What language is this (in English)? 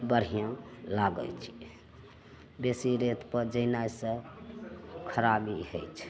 Maithili